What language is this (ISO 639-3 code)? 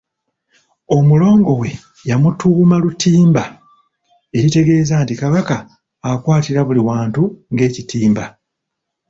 lug